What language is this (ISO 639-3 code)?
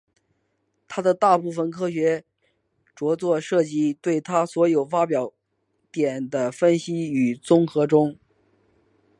zho